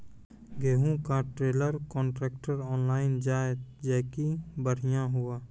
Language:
Maithili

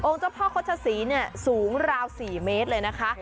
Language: Thai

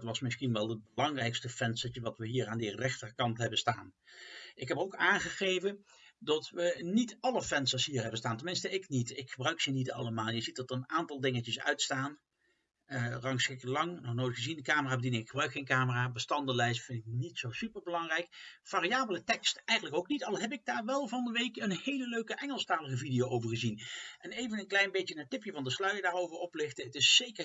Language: Dutch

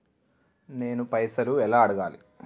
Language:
Telugu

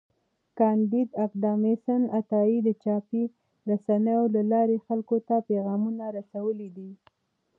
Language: Pashto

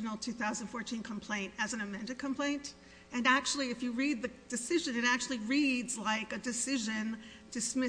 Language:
English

